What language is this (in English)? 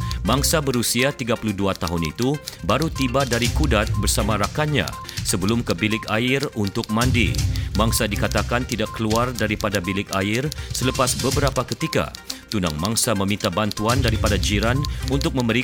Malay